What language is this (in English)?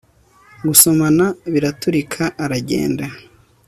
Kinyarwanda